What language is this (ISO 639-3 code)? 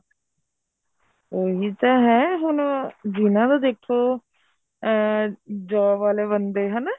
pan